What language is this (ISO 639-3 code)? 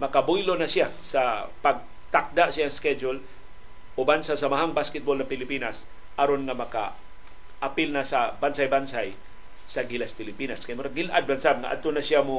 fil